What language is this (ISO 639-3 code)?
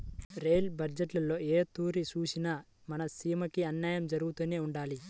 tel